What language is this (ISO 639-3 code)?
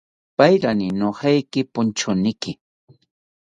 cpy